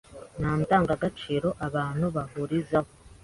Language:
Kinyarwanda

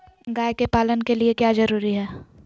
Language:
Magahi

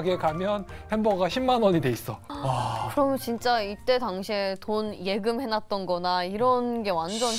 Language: Korean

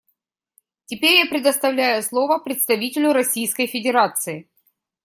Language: Russian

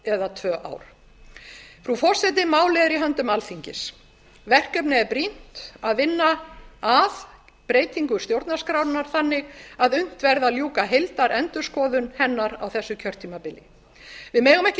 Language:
Icelandic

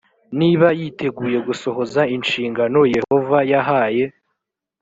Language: Kinyarwanda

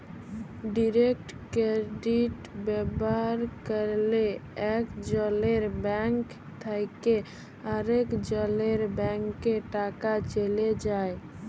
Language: Bangla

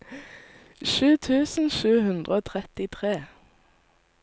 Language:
Norwegian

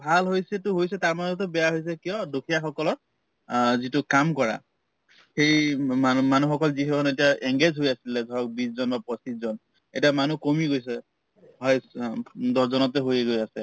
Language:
Assamese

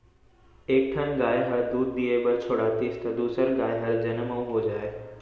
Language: Chhattisgarhi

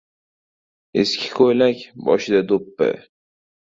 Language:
Uzbek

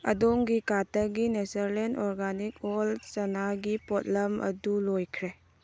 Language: Manipuri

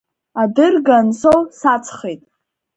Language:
Abkhazian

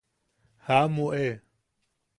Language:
Yaqui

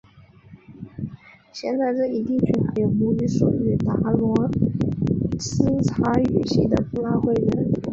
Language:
Chinese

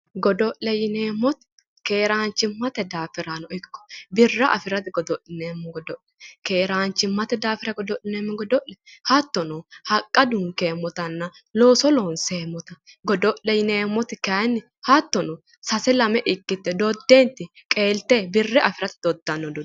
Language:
Sidamo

